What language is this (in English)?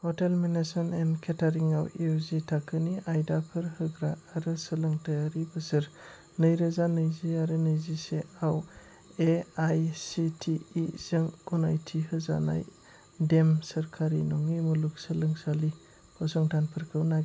Bodo